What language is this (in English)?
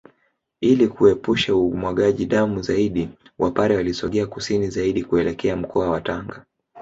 Swahili